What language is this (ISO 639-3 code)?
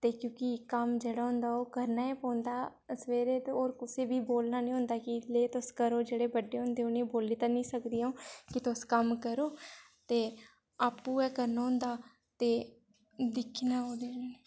doi